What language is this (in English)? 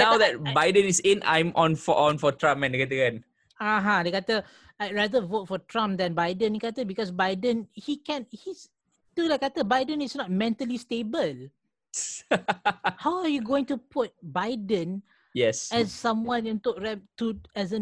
Malay